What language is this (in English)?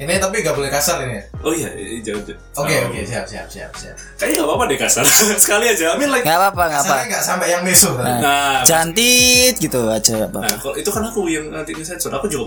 Indonesian